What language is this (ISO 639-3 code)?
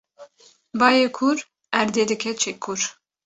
kur